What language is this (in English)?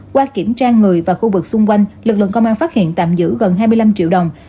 Vietnamese